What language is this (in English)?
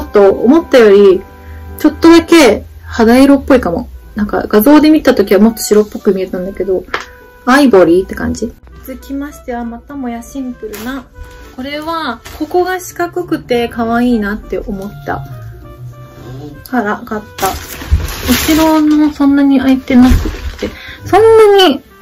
Japanese